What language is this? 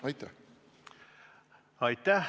Estonian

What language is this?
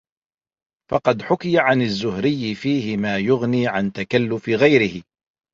Arabic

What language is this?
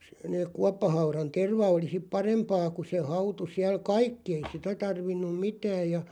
Finnish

